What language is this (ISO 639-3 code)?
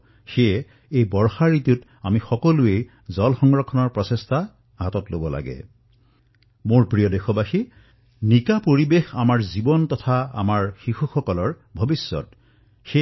asm